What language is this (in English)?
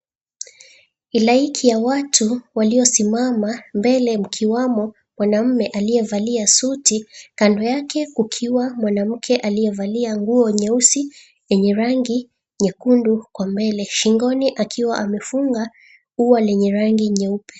Swahili